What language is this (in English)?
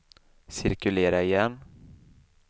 Swedish